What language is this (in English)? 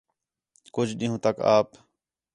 Khetrani